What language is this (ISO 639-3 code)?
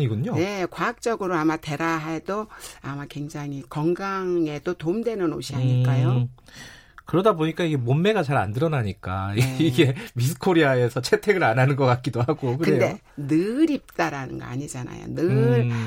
kor